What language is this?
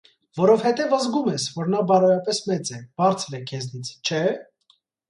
Armenian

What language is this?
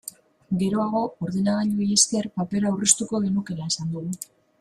Basque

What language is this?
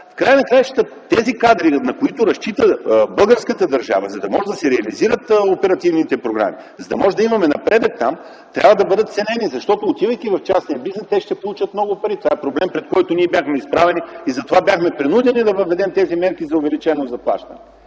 Bulgarian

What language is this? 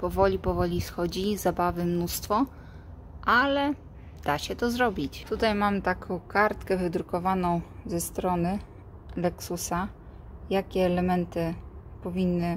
Polish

